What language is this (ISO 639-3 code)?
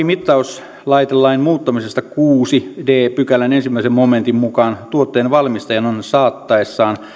fin